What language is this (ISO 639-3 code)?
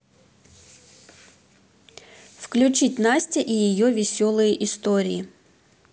rus